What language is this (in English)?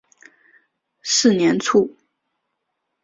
Chinese